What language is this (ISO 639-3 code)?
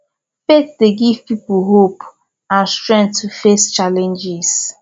pcm